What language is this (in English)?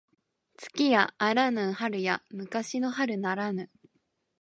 Japanese